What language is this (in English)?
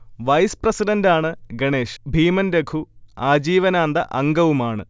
Malayalam